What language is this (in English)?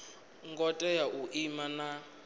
Venda